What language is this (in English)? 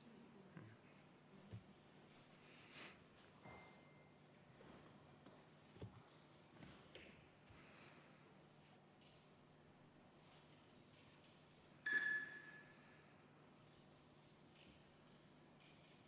Estonian